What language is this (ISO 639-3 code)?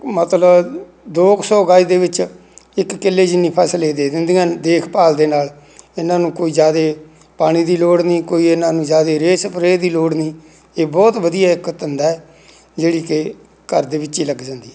pan